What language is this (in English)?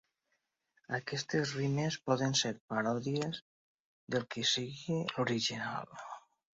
Catalan